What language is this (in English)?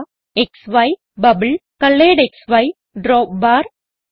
Malayalam